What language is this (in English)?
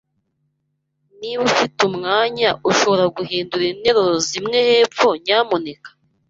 Kinyarwanda